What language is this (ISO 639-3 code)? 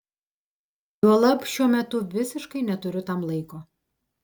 lit